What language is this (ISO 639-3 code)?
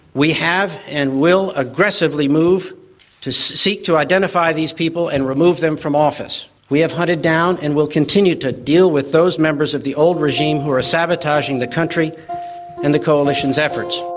eng